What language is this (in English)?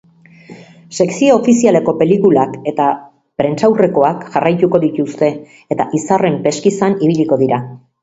Basque